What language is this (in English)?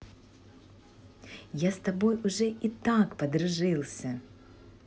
Russian